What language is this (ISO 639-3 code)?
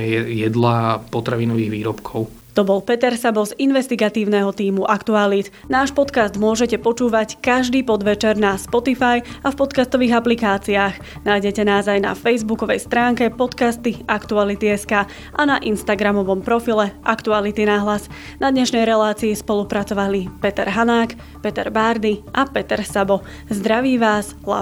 slk